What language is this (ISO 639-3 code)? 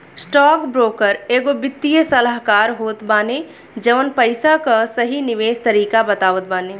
bho